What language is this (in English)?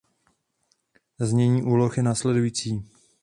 Czech